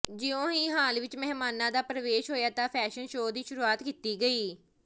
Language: Punjabi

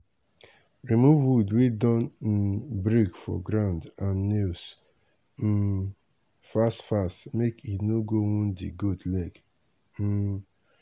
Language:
Nigerian Pidgin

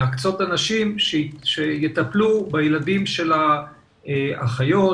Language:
Hebrew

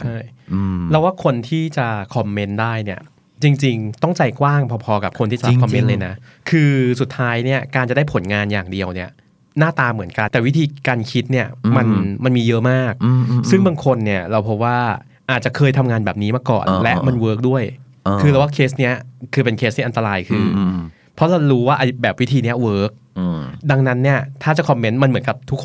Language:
Thai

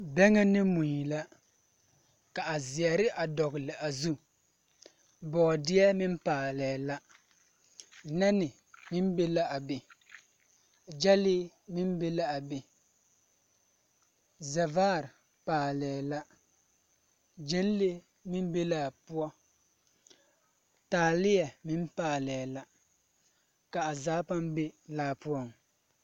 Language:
Southern Dagaare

